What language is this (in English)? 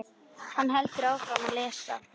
Icelandic